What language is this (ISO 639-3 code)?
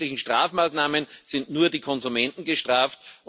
deu